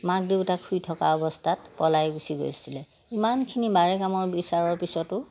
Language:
Assamese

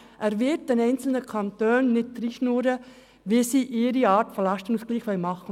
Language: Swiss German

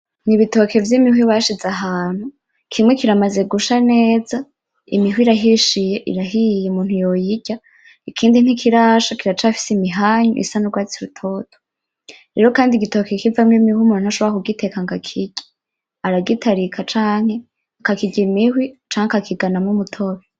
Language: Rundi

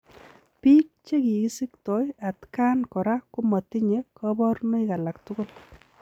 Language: Kalenjin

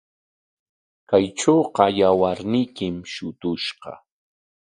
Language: Corongo Ancash Quechua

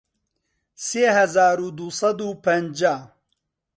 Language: Central Kurdish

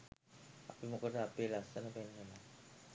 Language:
Sinhala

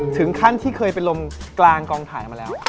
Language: Thai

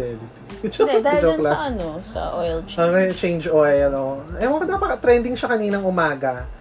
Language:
Filipino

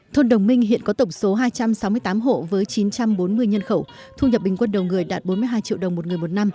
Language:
Vietnamese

